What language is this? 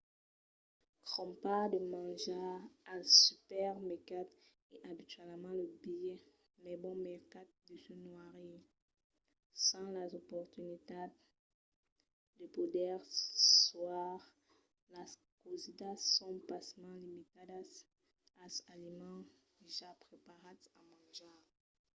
Occitan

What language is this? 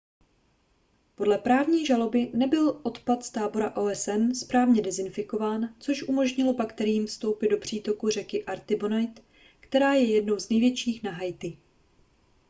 Czech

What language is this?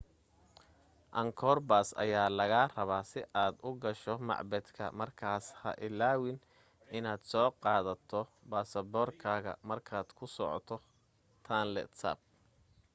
Somali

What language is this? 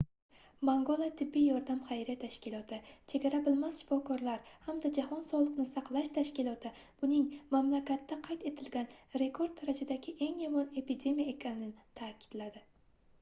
Uzbek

